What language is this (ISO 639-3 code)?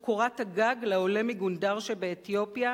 heb